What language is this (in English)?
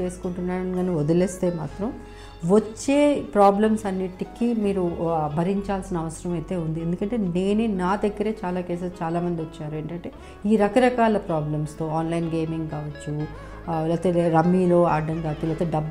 Telugu